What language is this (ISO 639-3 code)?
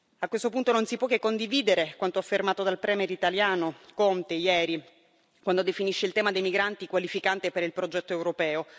ita